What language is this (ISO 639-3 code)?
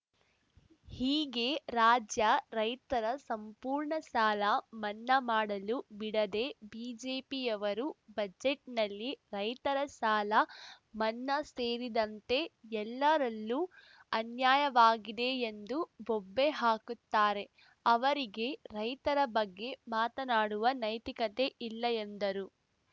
kan